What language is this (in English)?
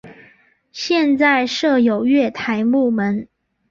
Chinese